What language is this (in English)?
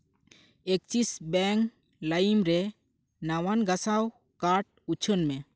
Santali